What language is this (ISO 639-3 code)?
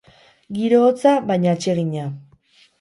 eus